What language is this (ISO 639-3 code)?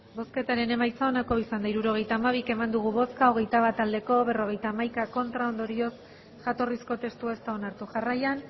eus